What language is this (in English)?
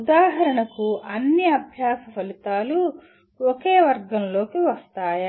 Telugu